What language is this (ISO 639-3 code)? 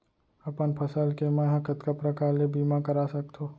hne